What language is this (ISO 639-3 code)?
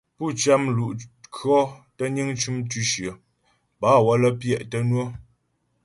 bbj